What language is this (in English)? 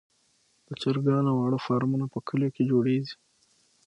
Pashto